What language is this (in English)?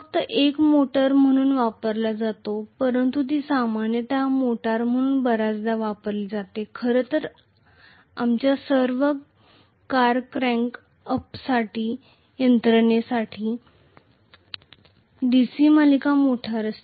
Marathi